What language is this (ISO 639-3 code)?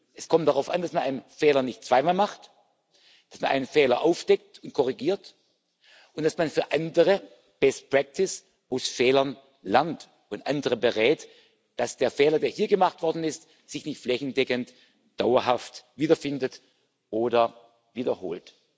deu